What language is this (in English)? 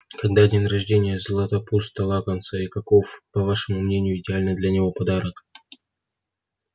Russian